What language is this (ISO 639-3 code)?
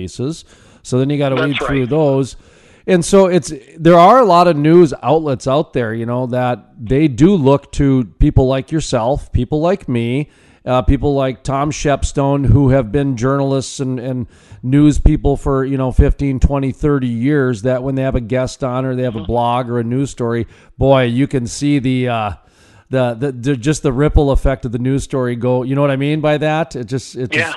eng